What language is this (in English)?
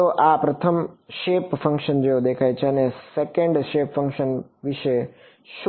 Gujarati